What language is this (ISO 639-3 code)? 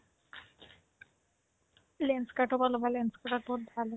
asm